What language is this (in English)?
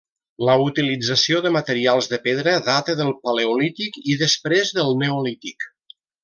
Catalan